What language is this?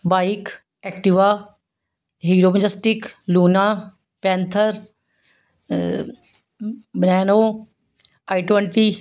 Punjabi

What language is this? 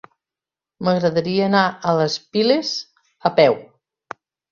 Catalan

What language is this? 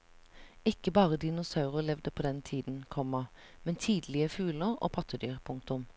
Norwegian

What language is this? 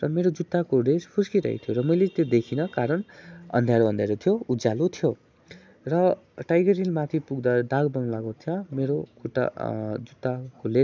Nepali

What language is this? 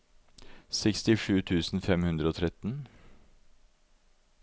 Norwegian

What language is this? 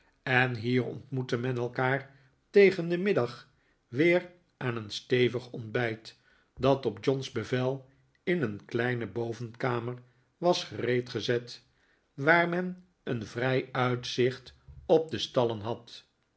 Dutch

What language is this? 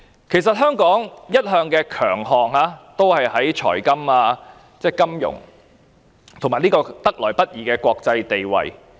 Cantonese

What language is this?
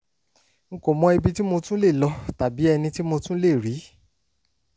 Yoruba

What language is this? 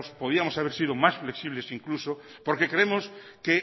Spanish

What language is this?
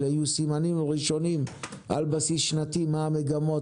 Hebrew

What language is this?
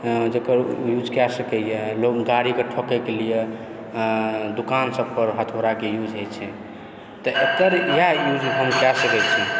Maithili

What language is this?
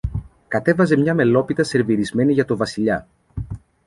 Greek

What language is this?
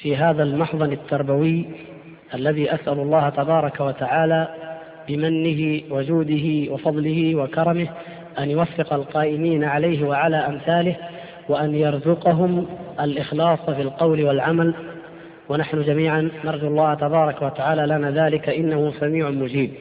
Arabic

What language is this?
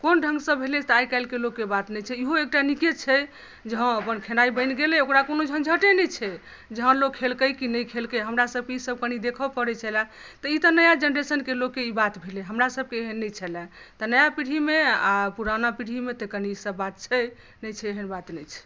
Maithili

